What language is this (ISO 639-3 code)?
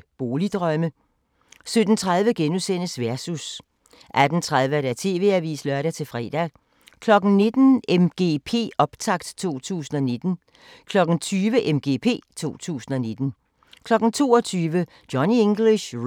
dan